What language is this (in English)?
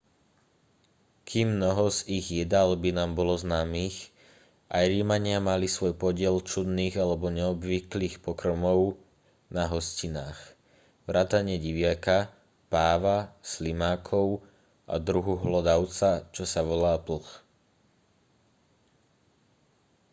Slovak